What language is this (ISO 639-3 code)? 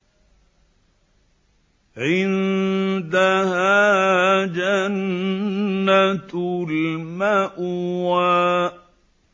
ara